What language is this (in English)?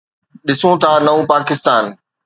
Sindhi